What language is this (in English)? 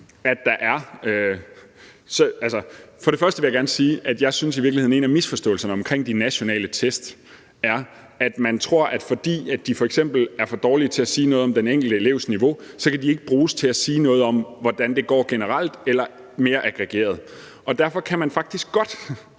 Danish